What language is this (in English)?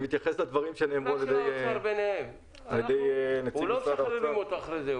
Hebrew